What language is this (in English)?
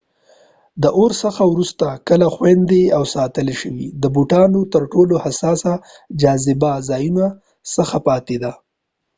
Pashto